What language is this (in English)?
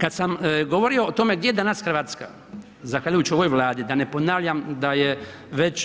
Croatian